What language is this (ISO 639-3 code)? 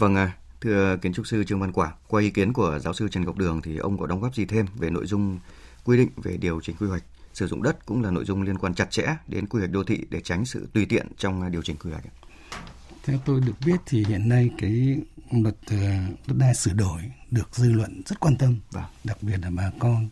vie